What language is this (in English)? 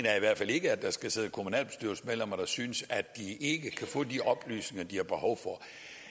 Danish